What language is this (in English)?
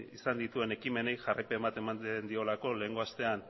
Basque